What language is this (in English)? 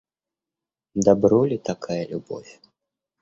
Russian